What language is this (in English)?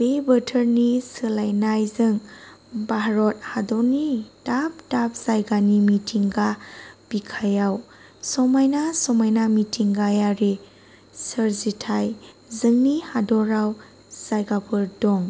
Bodo